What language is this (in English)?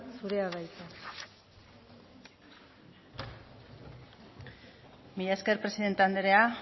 Basque